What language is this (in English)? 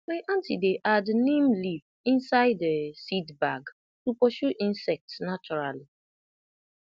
Nigerian Pidgin